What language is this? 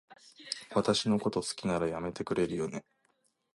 Japanese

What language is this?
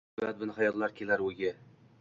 Uzbek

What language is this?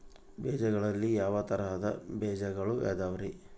Kannada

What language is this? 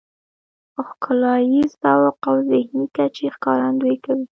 Pashto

